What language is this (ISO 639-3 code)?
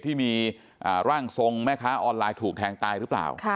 tha